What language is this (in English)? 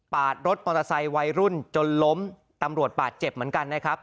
Thai